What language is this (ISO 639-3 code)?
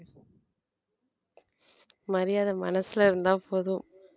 tam